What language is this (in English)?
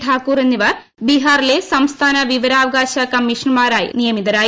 Malayalam